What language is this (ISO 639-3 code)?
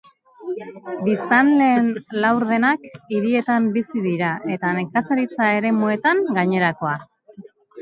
eus